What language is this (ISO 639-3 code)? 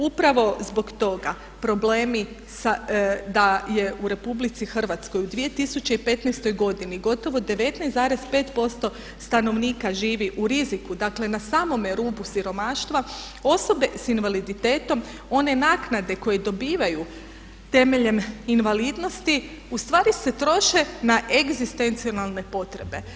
hrv